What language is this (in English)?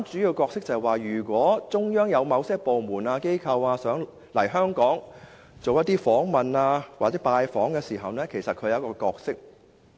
Cantonese